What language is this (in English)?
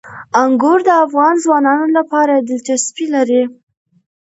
Pashto